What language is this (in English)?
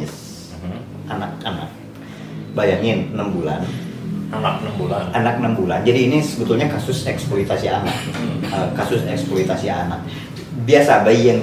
Indonesian